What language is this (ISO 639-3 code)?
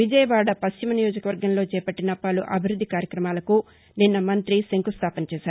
tel